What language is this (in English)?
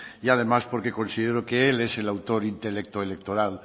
Spanish